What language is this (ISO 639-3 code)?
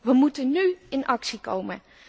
nld